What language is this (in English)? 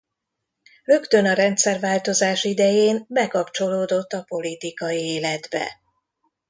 Hungarian